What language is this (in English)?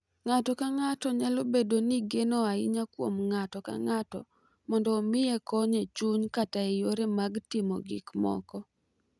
Luo (Kenya and Tanzania)